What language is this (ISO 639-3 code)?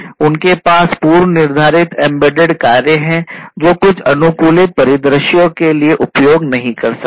hin